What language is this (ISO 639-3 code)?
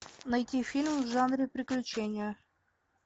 rus